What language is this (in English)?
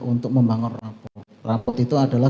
Indonesian